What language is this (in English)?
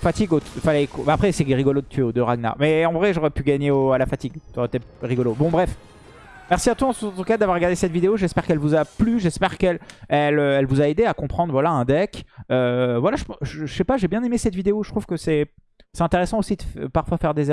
French